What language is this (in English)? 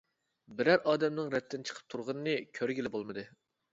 Uyghur